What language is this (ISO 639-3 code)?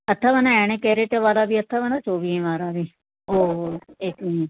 snd